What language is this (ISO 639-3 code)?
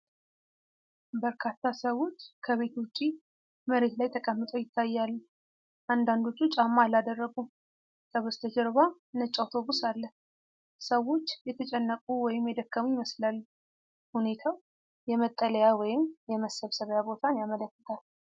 amh